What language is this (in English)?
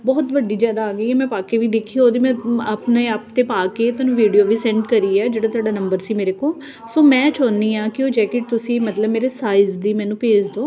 Punjabi